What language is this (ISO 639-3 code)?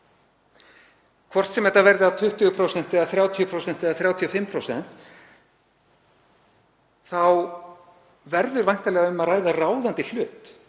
isl